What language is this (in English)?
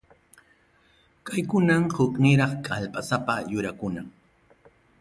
Ayacucho Quechua